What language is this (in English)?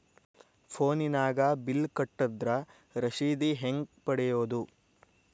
Kannada